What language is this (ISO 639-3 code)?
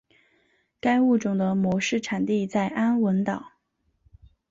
zho